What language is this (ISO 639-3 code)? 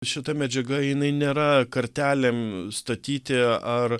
lit